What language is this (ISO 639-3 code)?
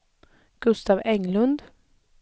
swe